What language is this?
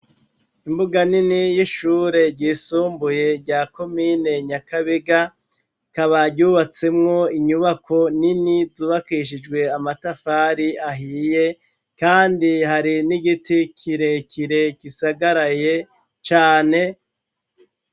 Rundi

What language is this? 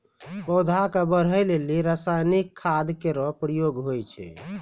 Maithili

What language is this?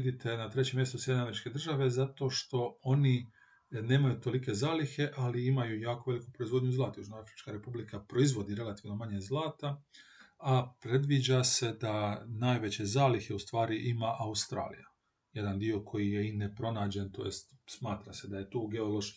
Croatian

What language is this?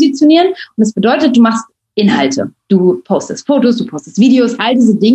German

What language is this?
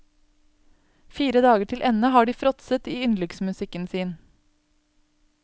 Norwegian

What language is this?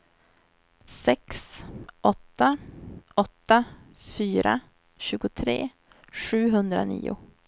Swedish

